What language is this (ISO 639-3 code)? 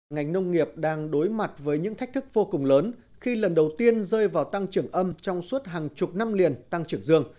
vie